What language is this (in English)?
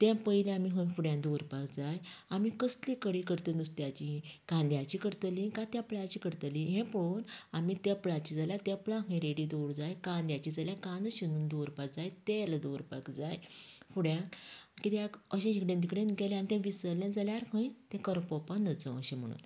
Konkani